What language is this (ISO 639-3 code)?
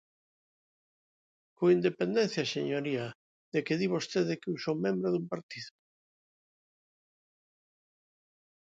glg